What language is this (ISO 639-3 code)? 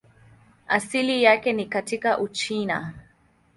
swa